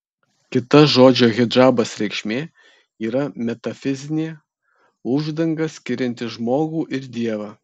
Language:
Lithuanian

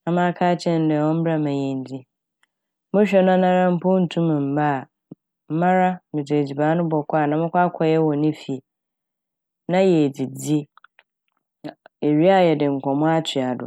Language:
Akan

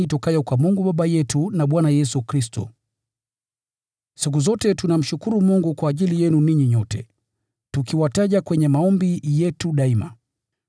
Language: Swahili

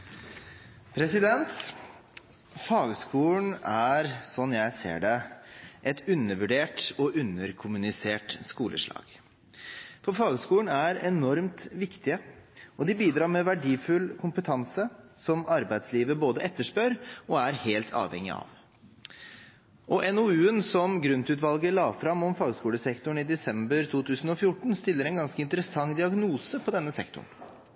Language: Norwegian Bokmål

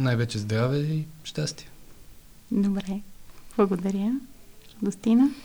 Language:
Bulgarian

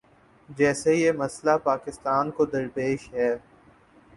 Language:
Urdu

